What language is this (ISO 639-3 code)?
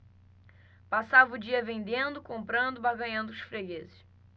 por